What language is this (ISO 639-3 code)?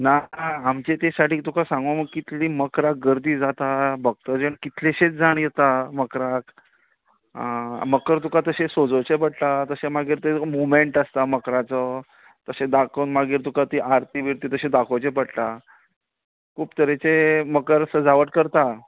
kok